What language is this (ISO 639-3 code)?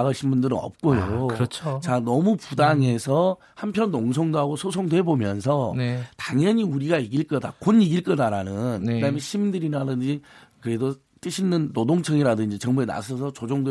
kor